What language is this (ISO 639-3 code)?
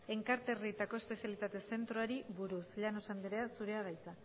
eus